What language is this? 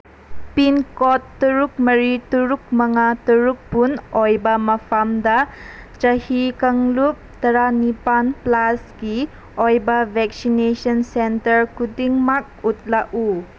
Manipuri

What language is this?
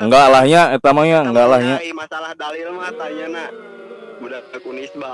Indonesian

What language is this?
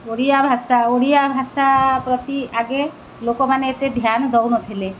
Odia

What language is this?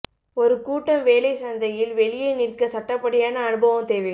Tamil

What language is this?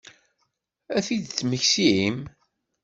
Kabyle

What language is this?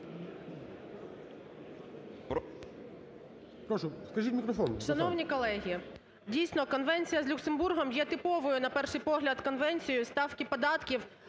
Ukrainian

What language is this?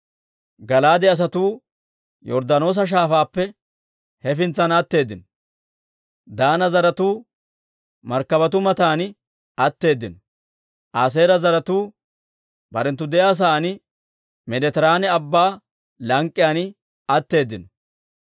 Dawro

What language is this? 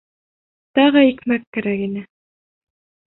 Bashkir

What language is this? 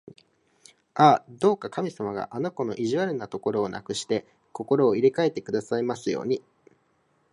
Japanese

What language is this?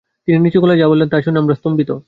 Bangla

